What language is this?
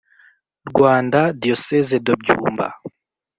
Kinyarwanda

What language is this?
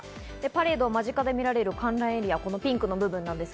Japanese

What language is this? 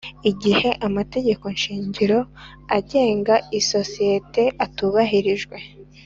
Kinyarwanda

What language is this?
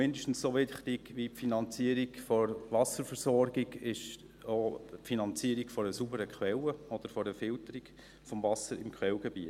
Swiss German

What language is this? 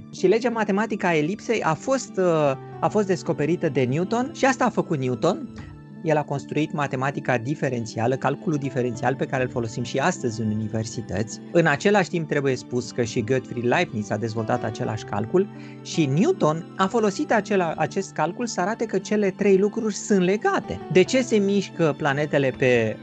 Romanian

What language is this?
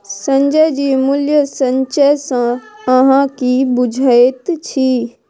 Maithili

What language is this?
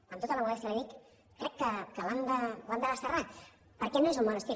Catalan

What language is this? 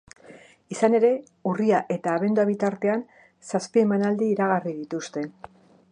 Basque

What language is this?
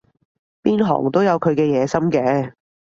Cantonese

